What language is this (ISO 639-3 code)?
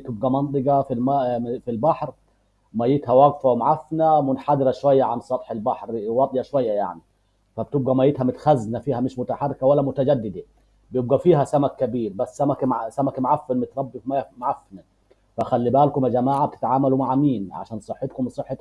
ara